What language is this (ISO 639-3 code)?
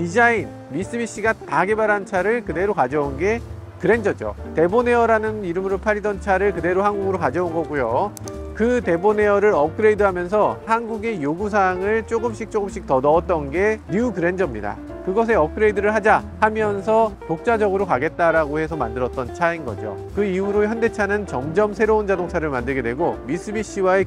kor